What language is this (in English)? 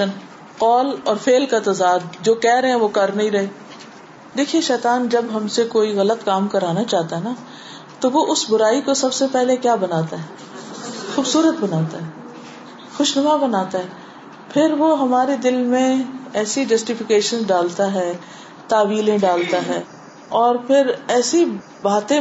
Urdu